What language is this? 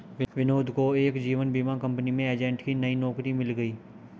Hindi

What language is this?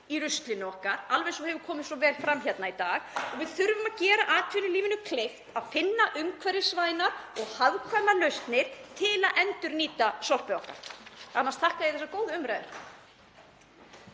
Icelandic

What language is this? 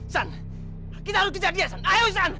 Indonesian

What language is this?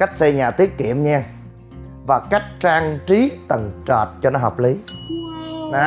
Vietnamese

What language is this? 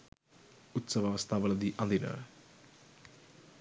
Sinhala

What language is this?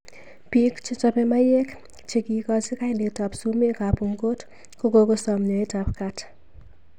Kalenjin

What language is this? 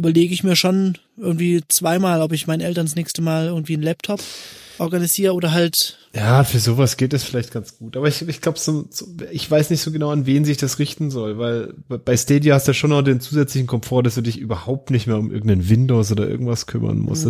German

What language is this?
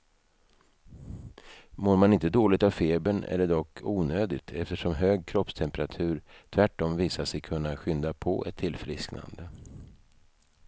Swedish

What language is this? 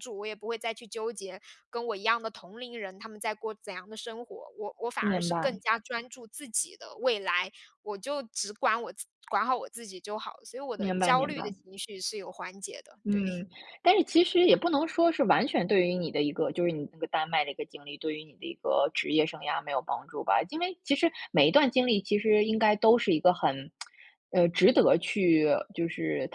Chinese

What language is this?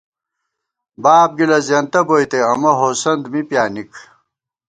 Gawar-Bati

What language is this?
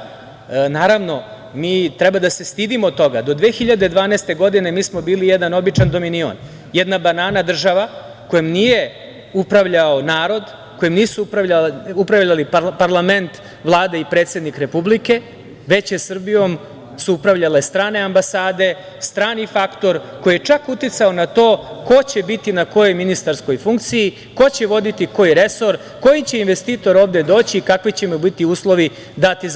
Serbian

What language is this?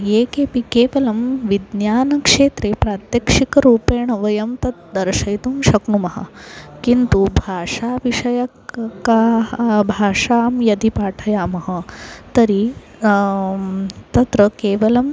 Sanskrit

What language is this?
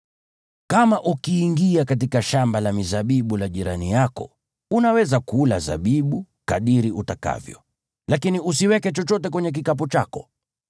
Swahili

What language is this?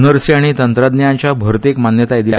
Konkani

